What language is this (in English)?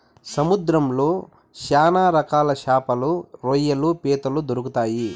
Telugu